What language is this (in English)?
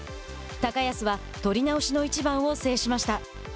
Japanese